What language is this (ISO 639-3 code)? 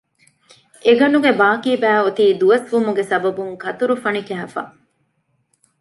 div